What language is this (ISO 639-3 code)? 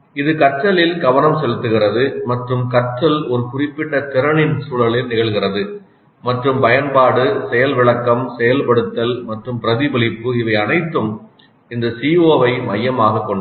tam